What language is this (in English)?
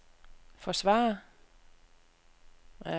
Danish